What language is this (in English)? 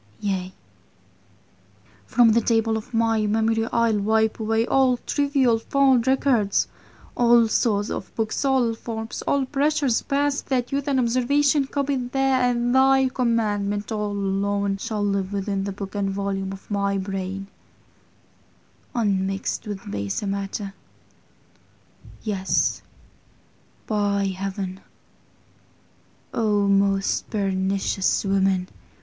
English